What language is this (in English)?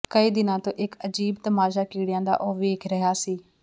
Punjabi